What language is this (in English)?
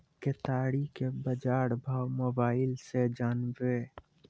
Maithili